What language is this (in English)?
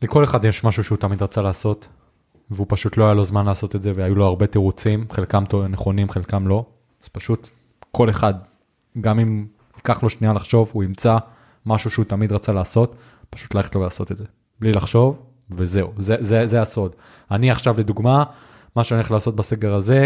Hebrew